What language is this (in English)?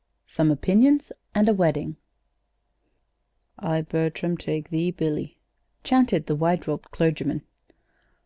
English